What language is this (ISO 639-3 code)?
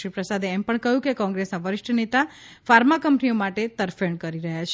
guj